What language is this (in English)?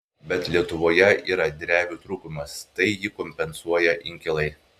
Lithuanian